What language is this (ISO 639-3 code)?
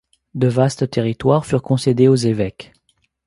fra